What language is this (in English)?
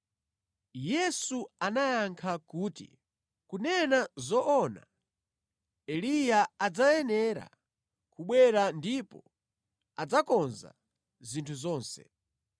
Nyanja